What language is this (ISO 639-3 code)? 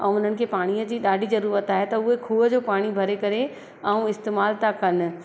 snd